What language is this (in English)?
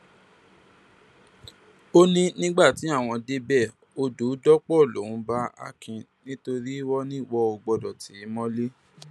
Yoruba